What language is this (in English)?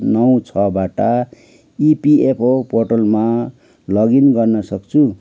Nepali